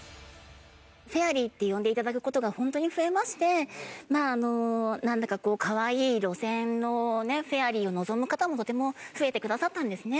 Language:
Japanese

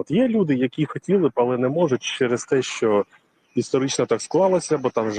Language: Ukrainian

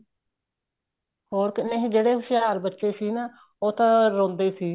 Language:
Punjabi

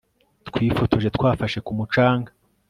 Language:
Kinyarwanda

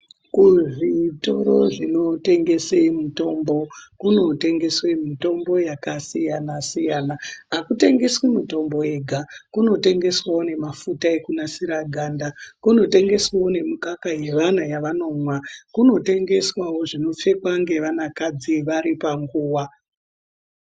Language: Ndau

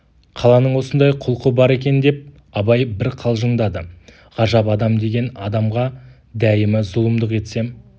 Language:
Kazakh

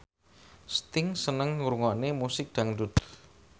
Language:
Javanese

